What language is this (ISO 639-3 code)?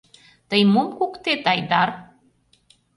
chm